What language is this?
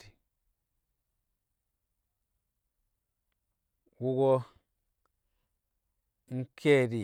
Kamo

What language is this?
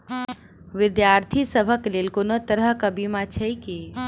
Maithili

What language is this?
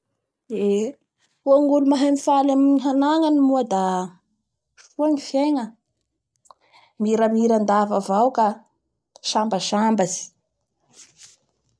Bara Malagasy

